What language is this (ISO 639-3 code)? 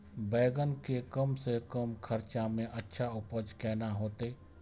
mai